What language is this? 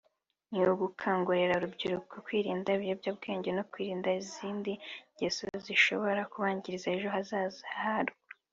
Kinyarwanda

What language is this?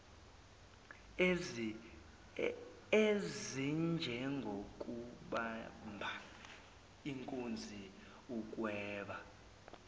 Zulu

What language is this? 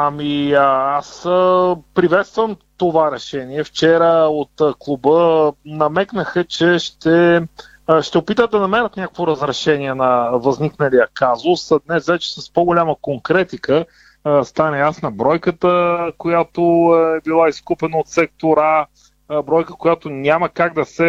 Bulgarian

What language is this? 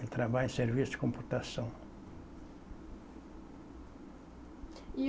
Portuguese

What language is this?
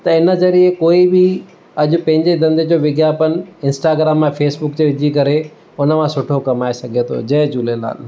Sindhi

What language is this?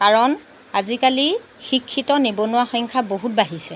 Assamese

